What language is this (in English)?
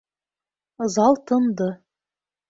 Bashkir